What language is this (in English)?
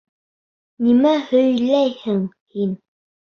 Bashkir